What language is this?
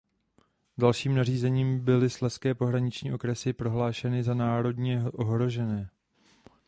Czech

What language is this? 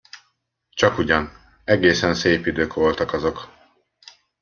Hungarian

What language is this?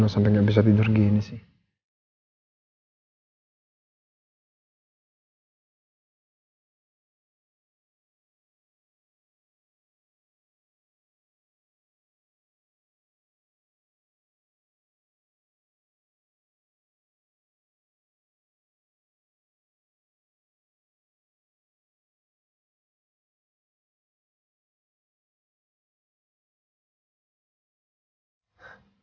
Indonesian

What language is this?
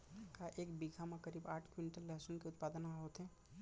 Chhattisgarhi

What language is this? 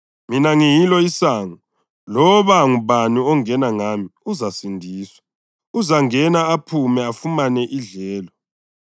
North Ndebele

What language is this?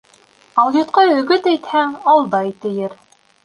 Bashkir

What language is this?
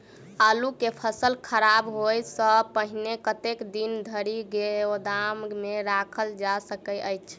Maithili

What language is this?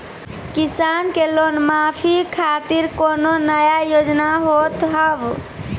Maithili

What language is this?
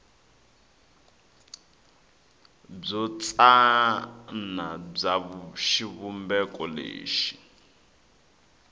Tsonga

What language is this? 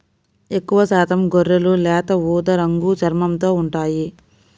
Telugu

